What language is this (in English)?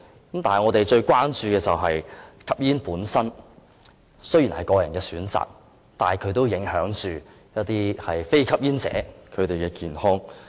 Cantonese